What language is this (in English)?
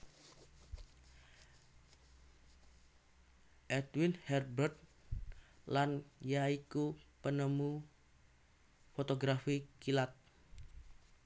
Javanese